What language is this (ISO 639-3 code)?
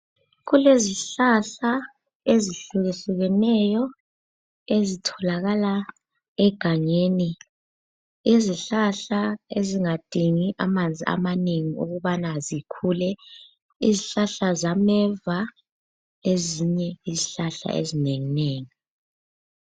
nde